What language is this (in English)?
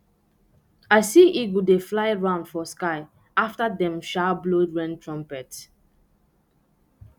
Nigerian Pidgin